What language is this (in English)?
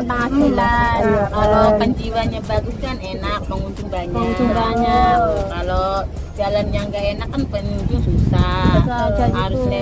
Indonesian